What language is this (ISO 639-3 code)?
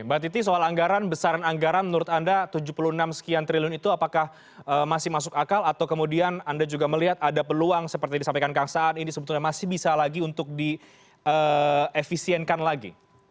ind